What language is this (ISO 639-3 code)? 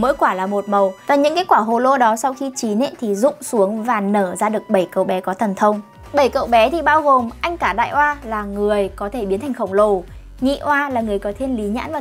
vie